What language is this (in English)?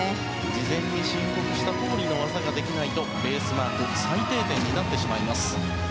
Japanese